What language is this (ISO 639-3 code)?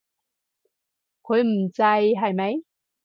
yue